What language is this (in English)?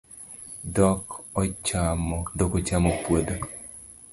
Luo (Kenya and Tanzania)